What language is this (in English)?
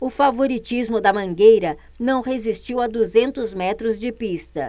Portuguese